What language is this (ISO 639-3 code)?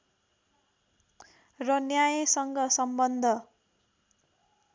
nep